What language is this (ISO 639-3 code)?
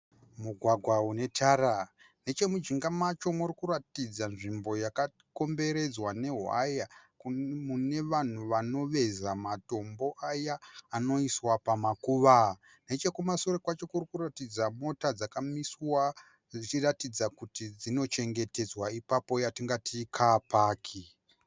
sna